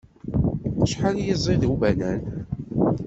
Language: Kabyle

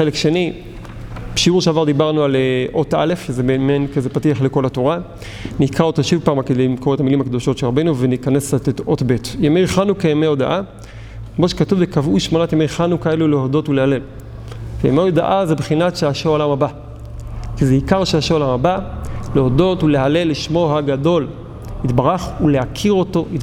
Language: Hebrew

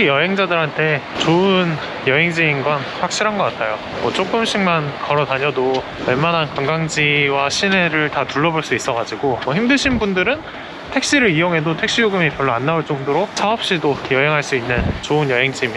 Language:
Korean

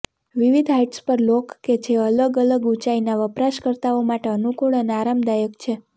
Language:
Gujarati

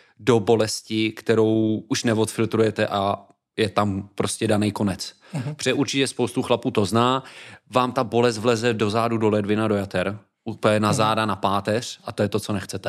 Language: Czech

